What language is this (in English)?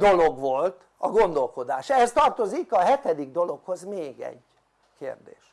Hungarian